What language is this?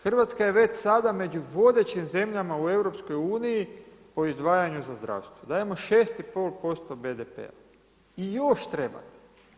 Croatian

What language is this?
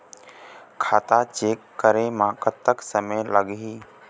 Chhattisgarhi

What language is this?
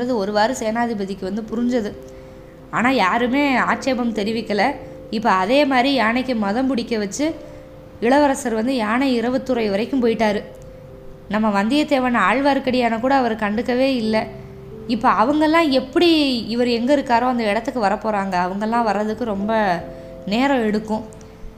Tamil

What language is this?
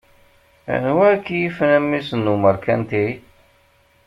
Kabyle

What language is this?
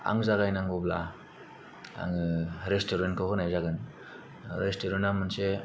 Bodo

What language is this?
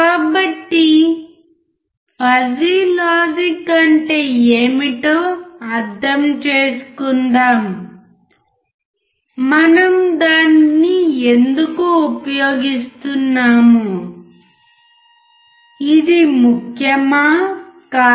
Telugu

